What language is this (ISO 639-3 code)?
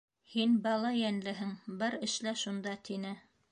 bak